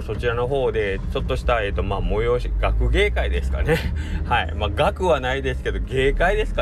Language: Japanese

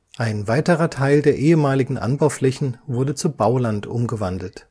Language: German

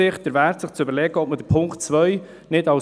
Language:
Swiss German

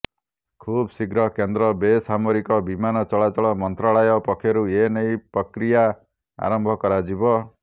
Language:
Odia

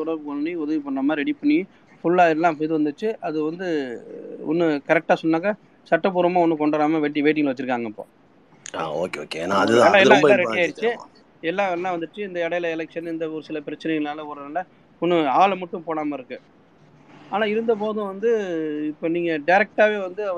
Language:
Tamil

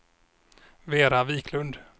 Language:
Swedish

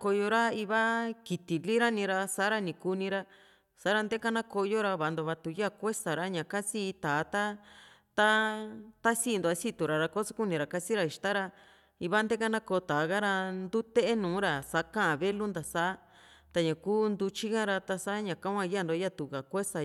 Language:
Juxtlahuaca Mixtec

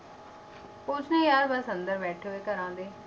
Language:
Punjabi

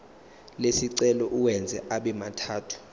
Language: Zulu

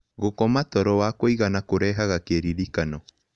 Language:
Kikuyu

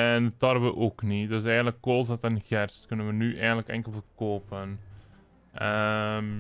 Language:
Dutch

